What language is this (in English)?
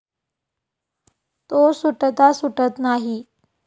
Marathi